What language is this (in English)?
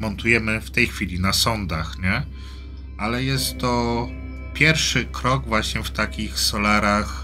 Polish